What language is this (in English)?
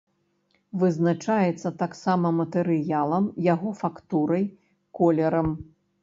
Belarusian